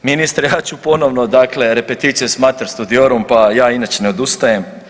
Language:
Croatian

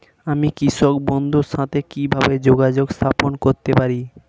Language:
Bangla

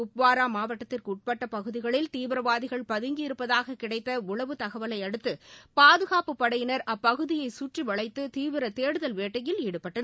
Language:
Tamil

